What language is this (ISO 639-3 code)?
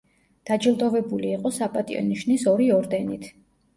kat